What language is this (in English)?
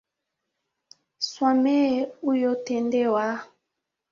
Swahili